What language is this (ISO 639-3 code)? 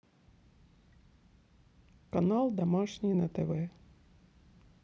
rus